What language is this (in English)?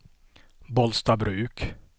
Swedish